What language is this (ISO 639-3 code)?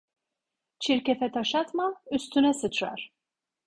tur